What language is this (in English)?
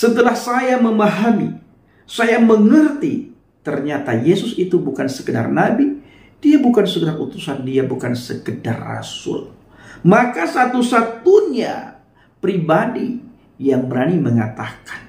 Indonesian